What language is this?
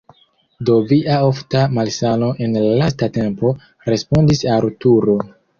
Esperanto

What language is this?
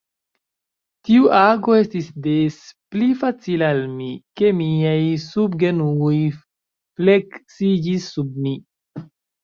Esperanto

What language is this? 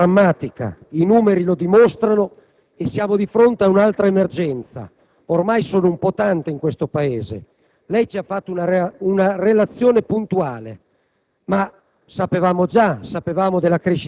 Italian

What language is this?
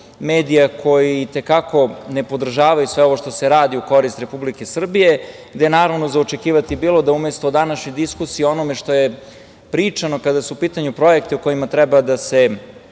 Serbian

